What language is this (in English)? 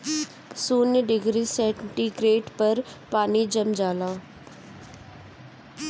Bhojpuri